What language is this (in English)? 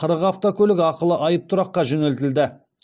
Kazakh